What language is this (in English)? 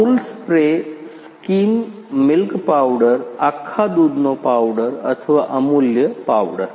Gujarati